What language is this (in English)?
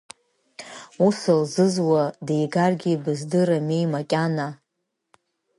Abkhazian